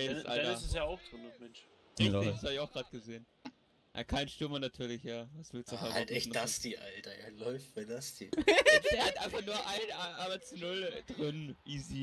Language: German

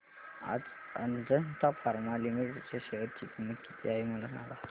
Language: Marathi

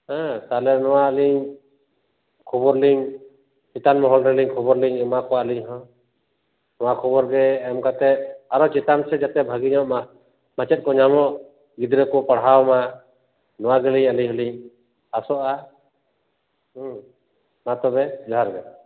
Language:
Santali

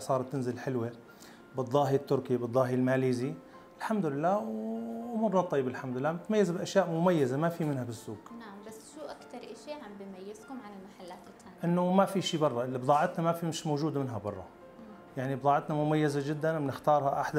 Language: Arabic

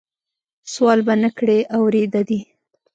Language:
Pashto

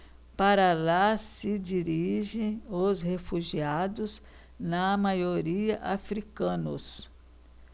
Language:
Portuguese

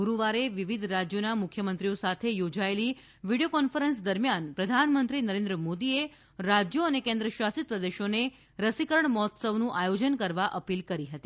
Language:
Gujarati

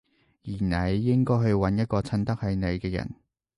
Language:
Cantonese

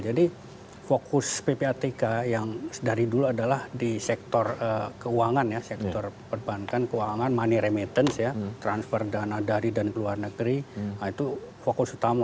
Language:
Indonesian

